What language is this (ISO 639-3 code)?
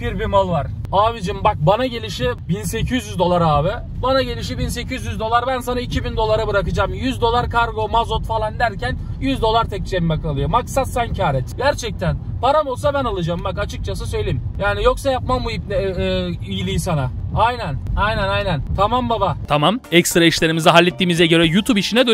tur